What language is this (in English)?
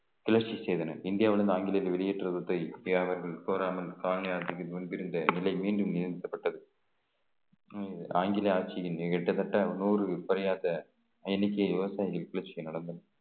Tamil